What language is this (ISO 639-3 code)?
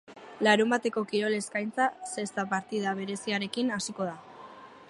eus